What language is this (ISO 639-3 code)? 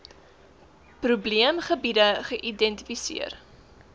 afr